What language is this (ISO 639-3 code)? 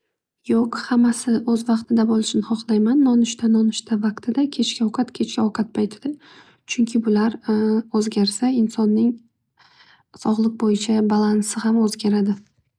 uzb